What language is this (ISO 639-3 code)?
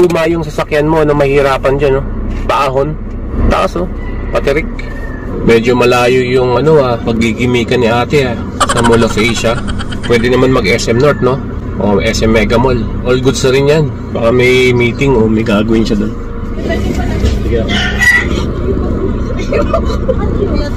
fil